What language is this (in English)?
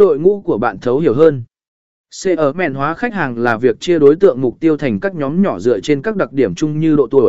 Vietnamese